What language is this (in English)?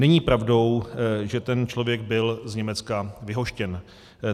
Czech